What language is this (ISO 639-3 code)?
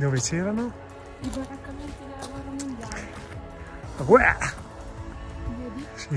ita